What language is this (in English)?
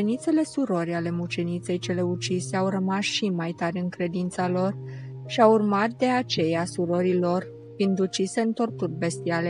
Romanian